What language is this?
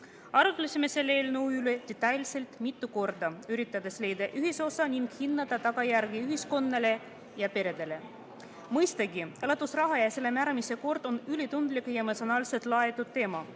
Estonian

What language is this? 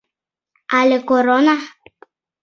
Mari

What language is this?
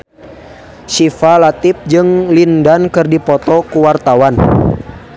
Sundanese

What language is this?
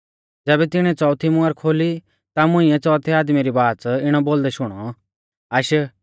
Mahasu Pahari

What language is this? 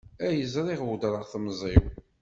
Kabyle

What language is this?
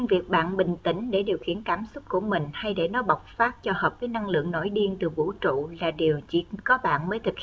Vietnamese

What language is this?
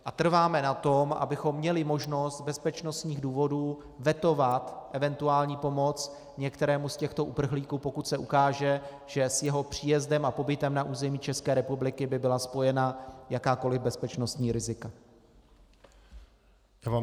Czech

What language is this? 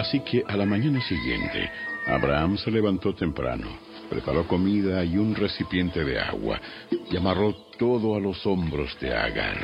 Spanish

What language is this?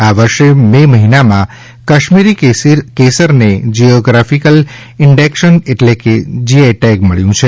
Gujarati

